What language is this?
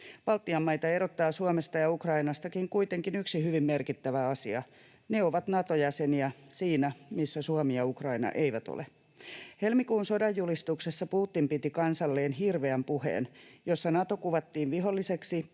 Finnish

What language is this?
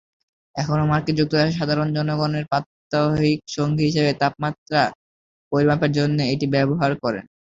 Bangla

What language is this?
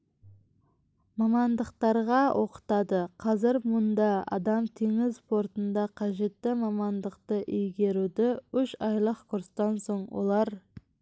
Kazakh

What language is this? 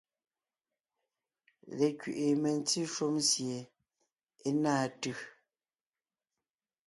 Ngiemboon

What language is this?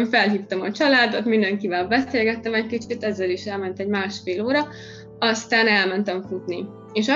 Hungarian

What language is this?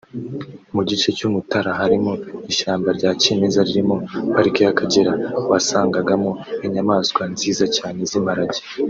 Kinyarwanda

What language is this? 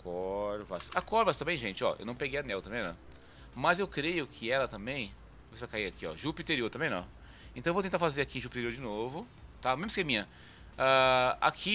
Portuguese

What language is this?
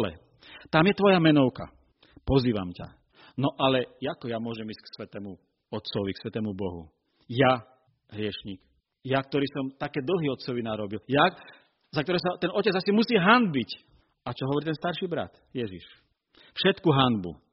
Slovak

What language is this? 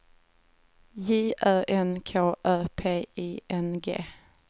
Swedish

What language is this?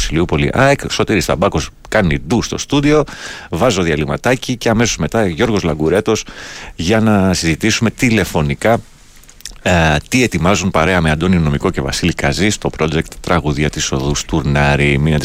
Greek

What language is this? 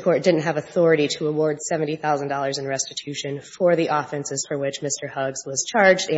English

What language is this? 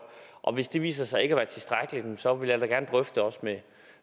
Danish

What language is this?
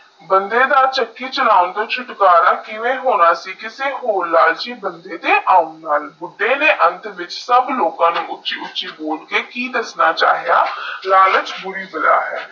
Punjabi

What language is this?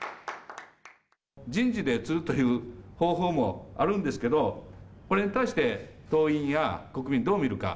Japanese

